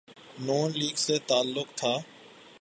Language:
Urdu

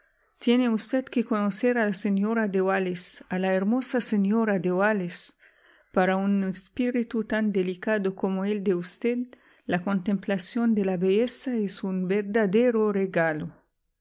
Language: Spanish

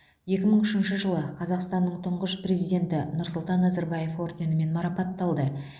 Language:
Kazakh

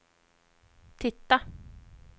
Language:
Swedish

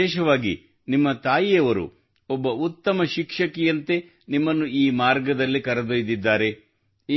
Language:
Kannada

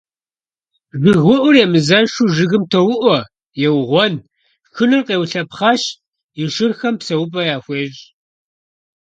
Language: Kabardian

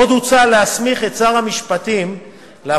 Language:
Hebrew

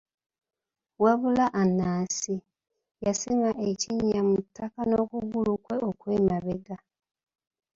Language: Ganda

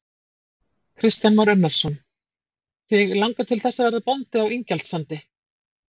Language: Icelandic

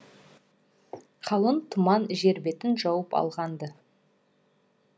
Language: Kazakh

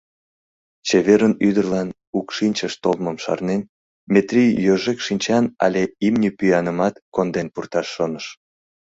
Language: Mari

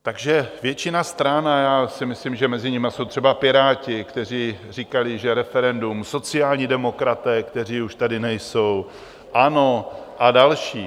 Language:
Czech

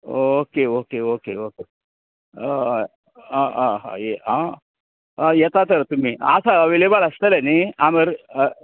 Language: Konkani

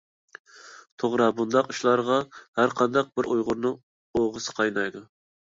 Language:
Uyghur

